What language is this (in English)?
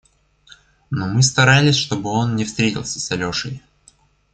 Russian